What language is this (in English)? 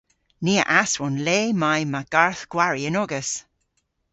Cornish